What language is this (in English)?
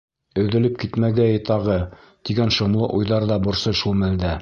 Bashkir